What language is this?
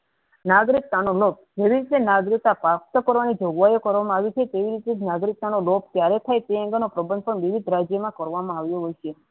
Gujarati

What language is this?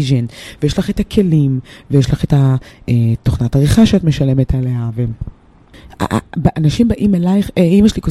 Hebrew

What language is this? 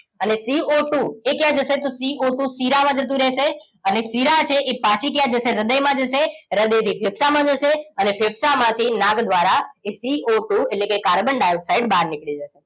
Gujarati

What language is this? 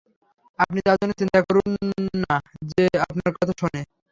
Bangla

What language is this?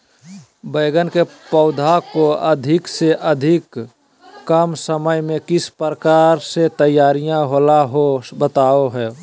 Magahi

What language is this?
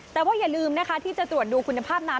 Thai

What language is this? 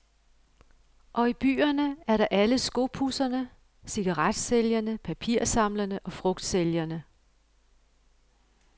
Danish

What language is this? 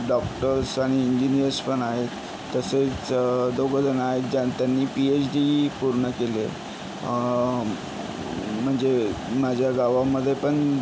Marathi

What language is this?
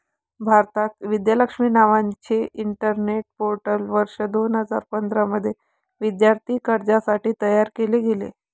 Marathi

